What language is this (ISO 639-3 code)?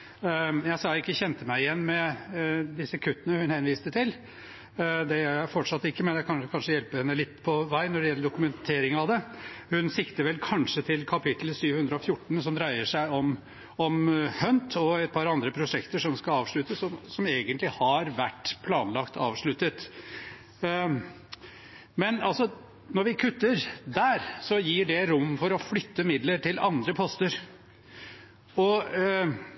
nob